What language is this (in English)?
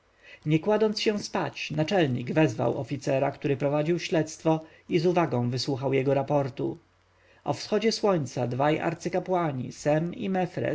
Polish